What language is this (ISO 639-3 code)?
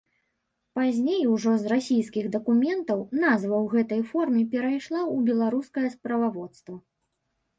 bel